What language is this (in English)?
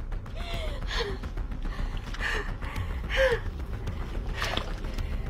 Malay